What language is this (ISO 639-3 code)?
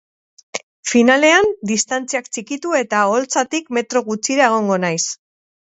eus